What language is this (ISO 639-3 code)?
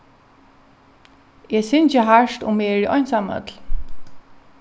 fao